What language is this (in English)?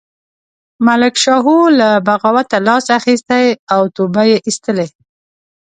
Pashto